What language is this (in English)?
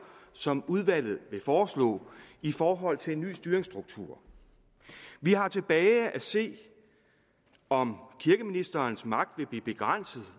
Danish